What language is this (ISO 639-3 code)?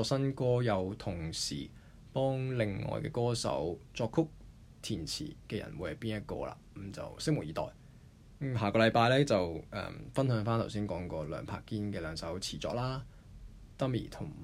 zho